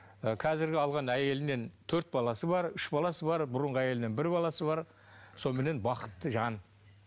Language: Kazakh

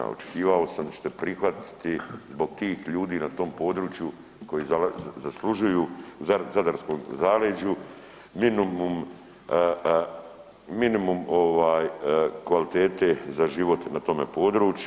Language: Croatian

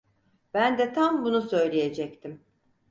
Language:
Turkish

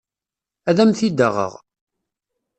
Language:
Kabyle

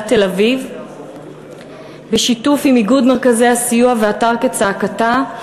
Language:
Hebrew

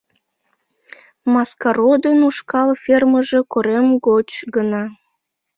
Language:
Mari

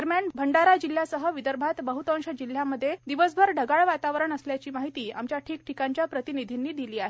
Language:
Marathi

